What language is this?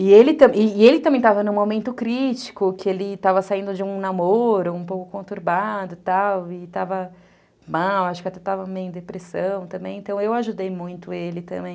Portuguese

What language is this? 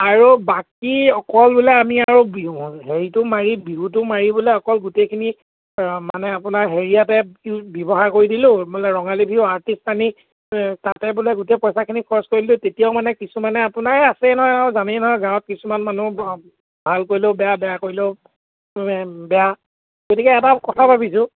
Assamese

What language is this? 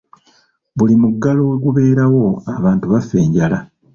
Ganda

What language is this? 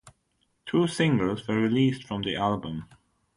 English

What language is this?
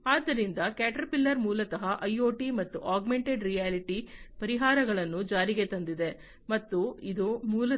Kannada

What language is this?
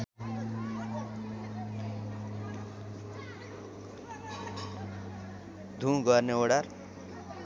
Nepali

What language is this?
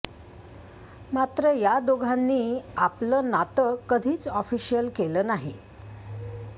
Marathi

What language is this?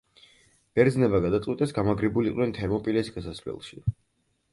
Georgian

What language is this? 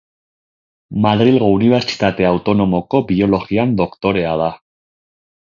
Basque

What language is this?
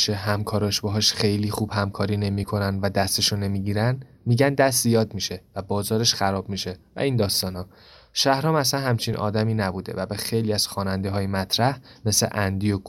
Persian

